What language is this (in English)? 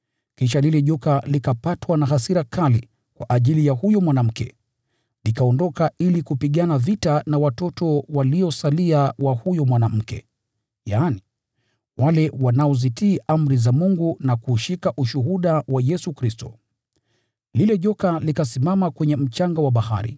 Swahili